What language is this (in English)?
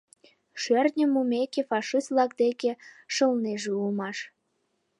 Mari